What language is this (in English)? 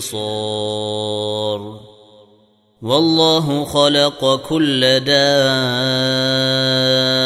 Arabic